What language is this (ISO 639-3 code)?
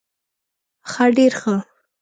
pus